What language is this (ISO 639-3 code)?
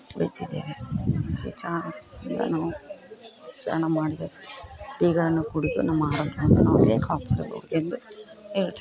kan